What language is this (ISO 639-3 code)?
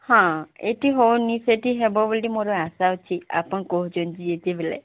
ori